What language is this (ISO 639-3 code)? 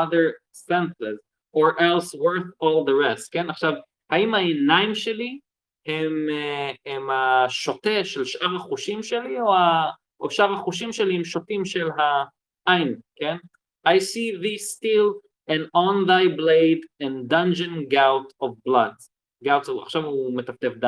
heb